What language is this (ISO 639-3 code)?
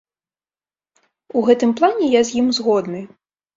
bel